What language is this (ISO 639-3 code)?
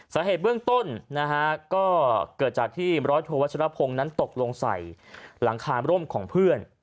tha